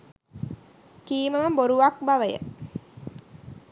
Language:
Sinhala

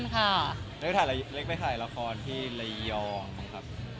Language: Thai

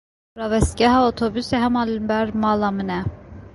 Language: Kurdish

